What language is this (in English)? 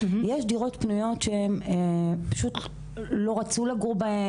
Hebrew